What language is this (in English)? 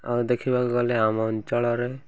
Odia